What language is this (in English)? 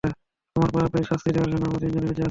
Bangla